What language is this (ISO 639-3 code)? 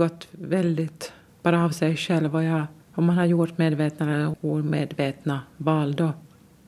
swe